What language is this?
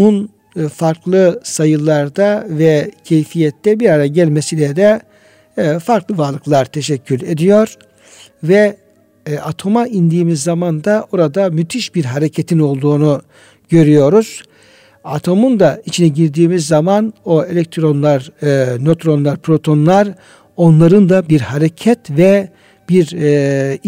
Turkish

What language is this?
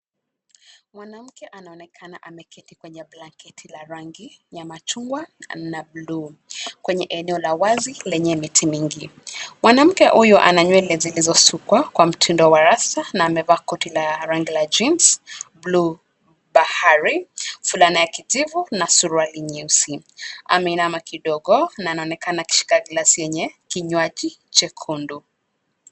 Swahili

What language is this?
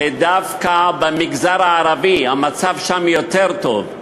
Hebrew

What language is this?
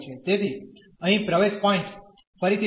Gujarati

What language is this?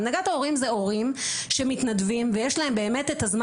Hebrew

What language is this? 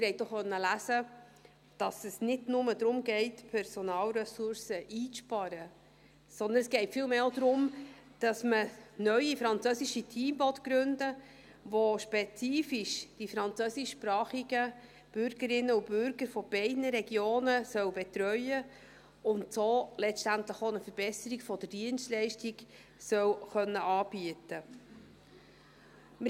Swiss German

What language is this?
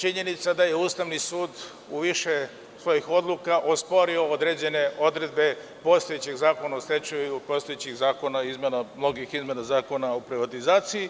Serbian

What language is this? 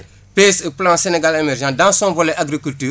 Wolof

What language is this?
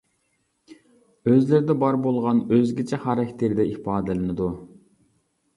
Uyghur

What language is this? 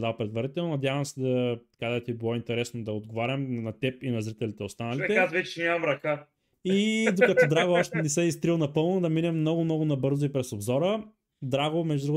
Bulgarian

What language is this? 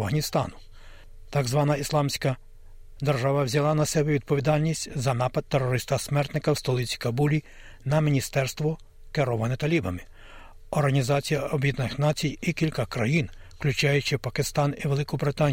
Ukrainian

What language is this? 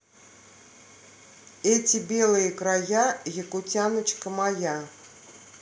Russian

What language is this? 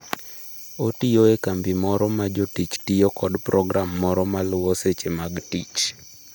Luo (Kenya and Tanzania)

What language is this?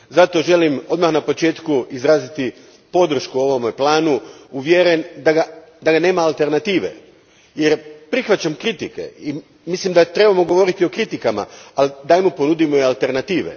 Croatian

